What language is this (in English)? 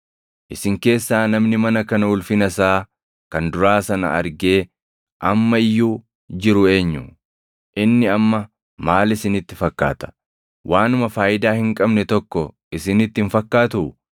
Oromo